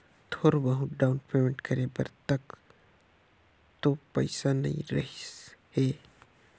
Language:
Chhattisgarhi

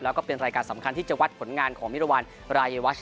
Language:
Thai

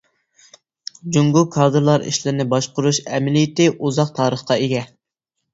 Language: Uyghur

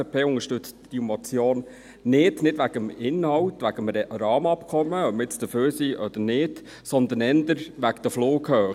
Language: Swiss German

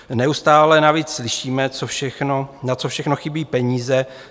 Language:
Czech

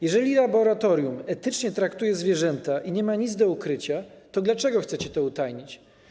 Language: Polish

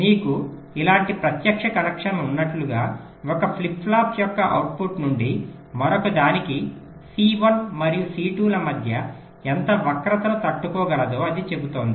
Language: Telugu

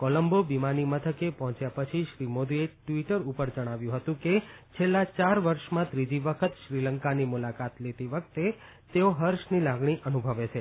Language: Gujarati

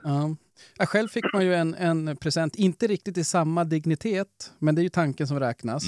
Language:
Swedish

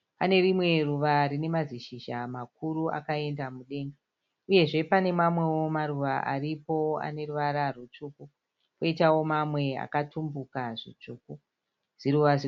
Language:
Shona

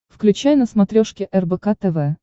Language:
Russian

